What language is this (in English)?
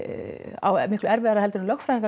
Icelandic